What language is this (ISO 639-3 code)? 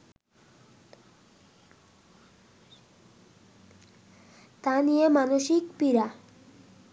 ben